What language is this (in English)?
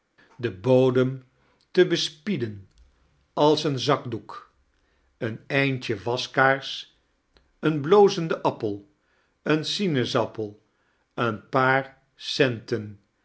Dutch